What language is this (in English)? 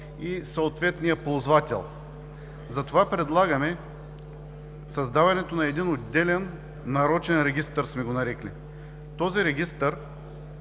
Bulgarian